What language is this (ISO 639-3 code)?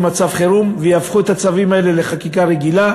heb